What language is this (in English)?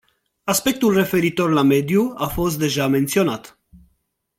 Romanian